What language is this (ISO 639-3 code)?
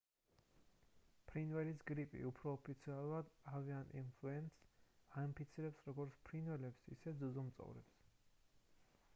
kat